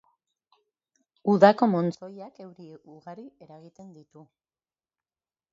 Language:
Basque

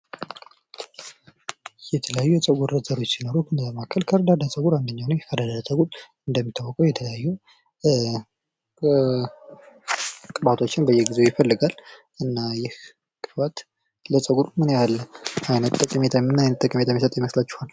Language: Amharic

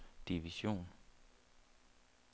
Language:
Danish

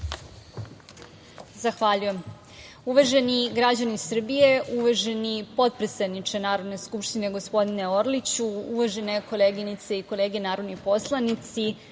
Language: Serbian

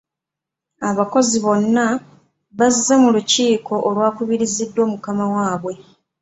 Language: Ganda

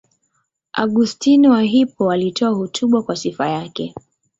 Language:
Swahili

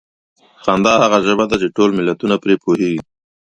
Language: Pashto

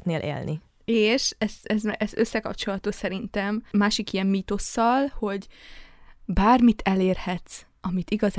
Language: Hungarian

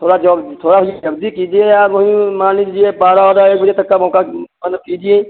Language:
Hindi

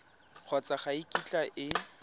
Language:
Tswana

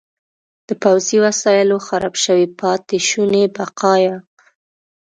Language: Pashto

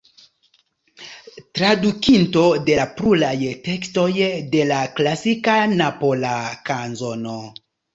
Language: Esperanto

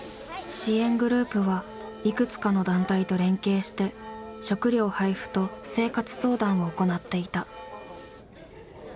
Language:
Japanese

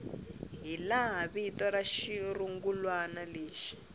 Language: Tsonga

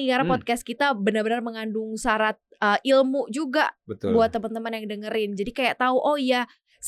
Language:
Indonesian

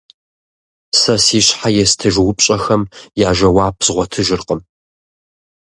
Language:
Kabardian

